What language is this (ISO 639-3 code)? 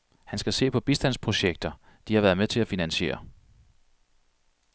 dan